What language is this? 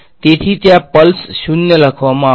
Gujarati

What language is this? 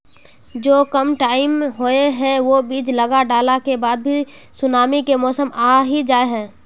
Magahi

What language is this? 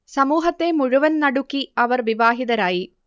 Malayalam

